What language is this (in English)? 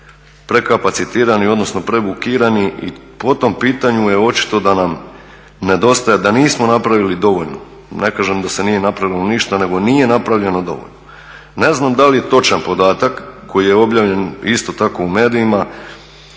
Croatian